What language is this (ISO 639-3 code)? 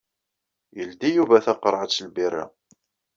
kab